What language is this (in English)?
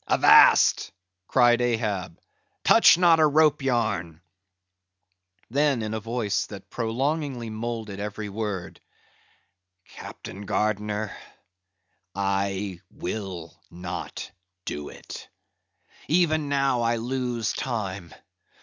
English